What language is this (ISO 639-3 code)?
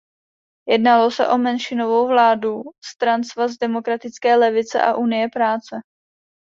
ces